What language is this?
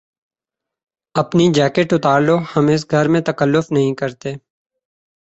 Urdu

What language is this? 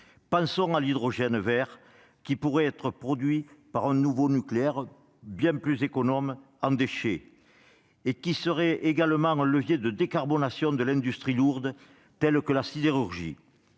French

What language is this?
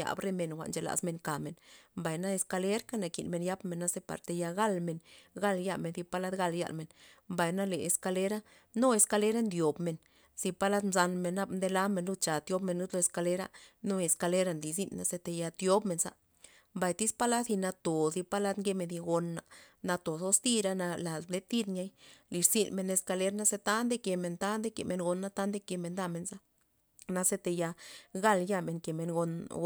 Loxicha Zapotec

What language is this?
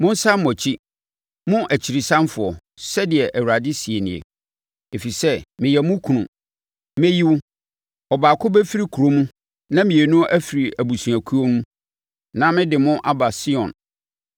Akan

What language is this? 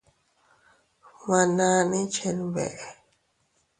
Teutila Cuicatec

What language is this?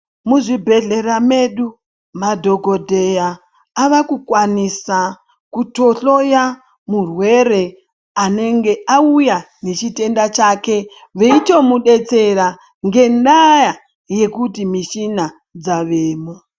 Ndau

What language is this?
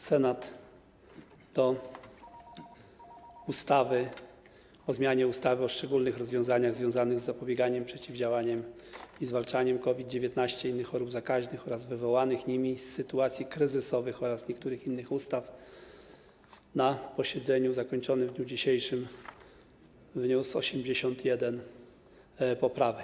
Polish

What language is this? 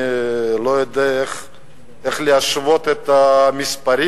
Hebrew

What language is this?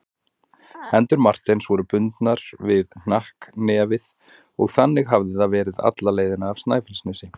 Icelandic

